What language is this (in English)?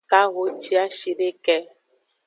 Aja (Benin)